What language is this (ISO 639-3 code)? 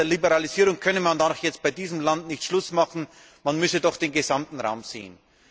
deu